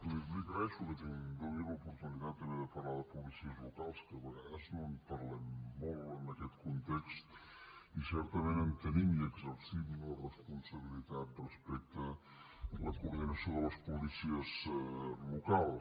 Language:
Catalan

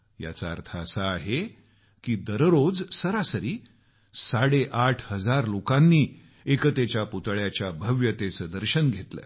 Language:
Marathi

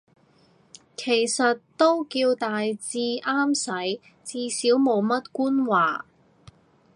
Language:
Cantonese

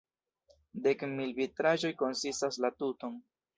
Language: Esperanto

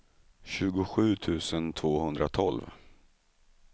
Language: Swedish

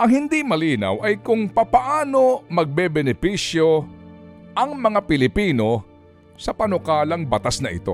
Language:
Filipino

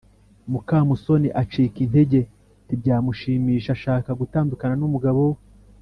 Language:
Kinyarwanda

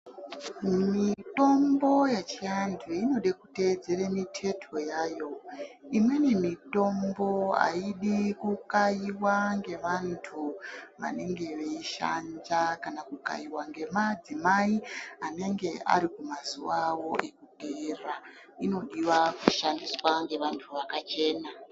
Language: Ndau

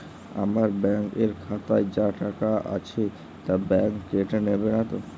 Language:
Bangla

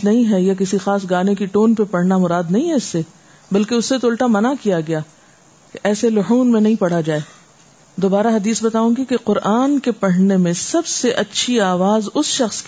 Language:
Urdu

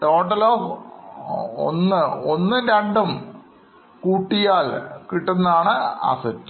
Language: Malayalam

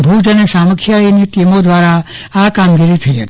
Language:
Gujarati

